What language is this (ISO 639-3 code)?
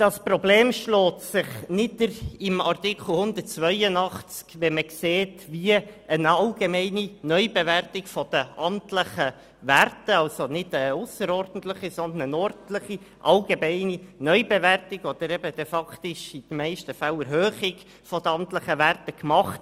gsw